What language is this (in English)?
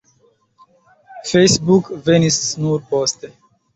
Esperanto